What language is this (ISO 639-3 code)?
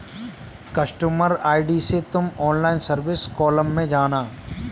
hin